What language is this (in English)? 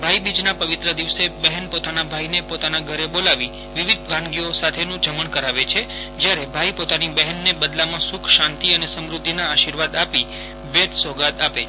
Gujarati